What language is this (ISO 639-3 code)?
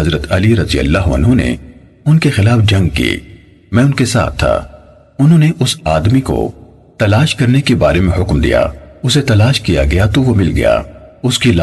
urd